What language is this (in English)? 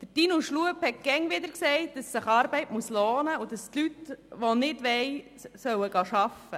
Swiss German